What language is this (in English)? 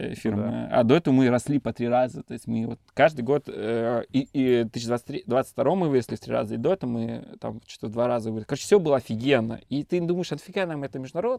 Russian